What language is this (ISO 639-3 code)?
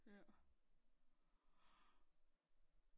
dan